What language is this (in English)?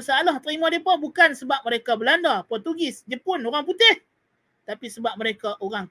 Malay